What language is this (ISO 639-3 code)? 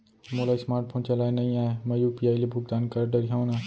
hne